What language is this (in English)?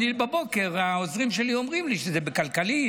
Hebrew